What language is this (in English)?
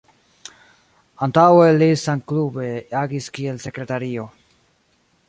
Esperanto